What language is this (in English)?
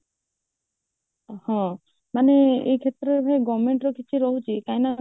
Odia